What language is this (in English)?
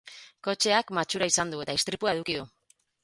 Basque